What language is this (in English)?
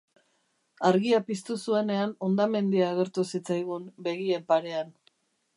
Basque